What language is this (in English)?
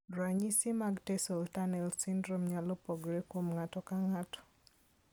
Luo (Kenya and Tanzania)